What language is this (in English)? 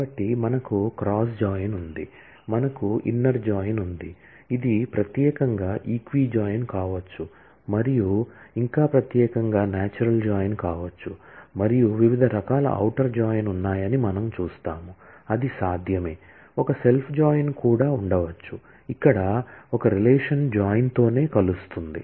Telugu